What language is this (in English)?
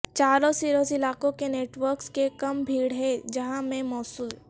Urdu